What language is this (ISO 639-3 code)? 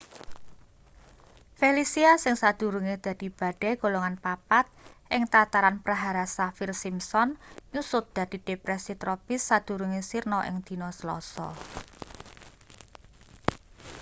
jav